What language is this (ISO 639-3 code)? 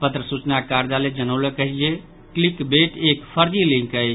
mai